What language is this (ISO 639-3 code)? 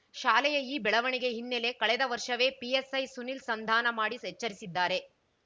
kan